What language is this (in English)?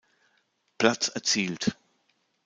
German